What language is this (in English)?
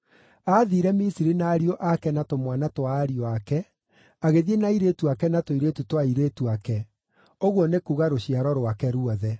Kikuyu